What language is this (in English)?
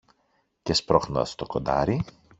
Greek